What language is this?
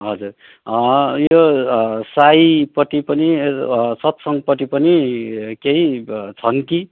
Nepali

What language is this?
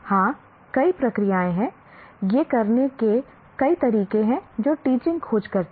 Hindi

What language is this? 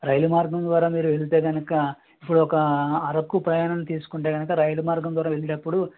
Telugu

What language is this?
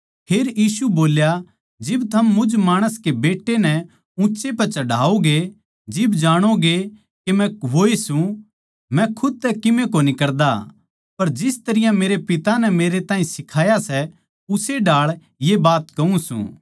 Haryanvi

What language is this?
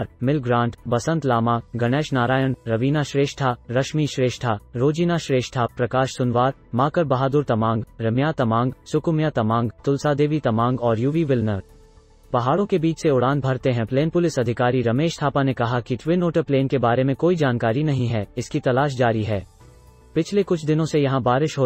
Hindi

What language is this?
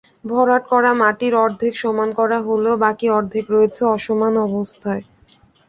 Bangla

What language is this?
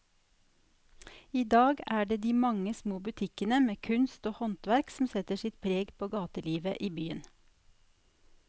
Norwegian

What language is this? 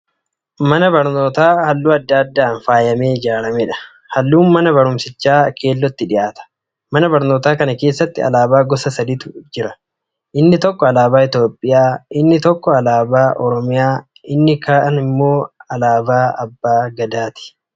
Oromo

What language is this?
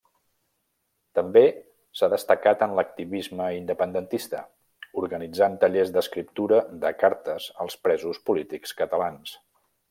Catalan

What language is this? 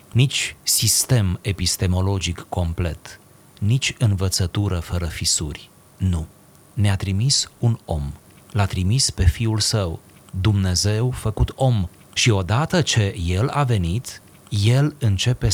Romanian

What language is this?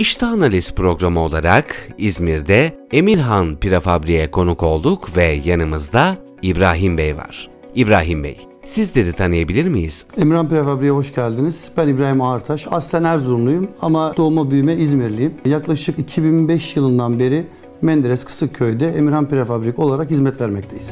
Turkish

